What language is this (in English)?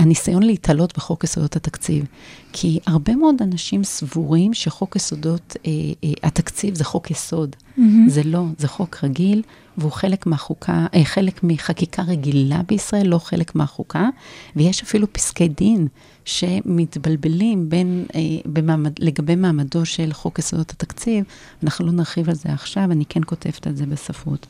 Hebrew